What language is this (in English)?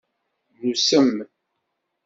Kabyle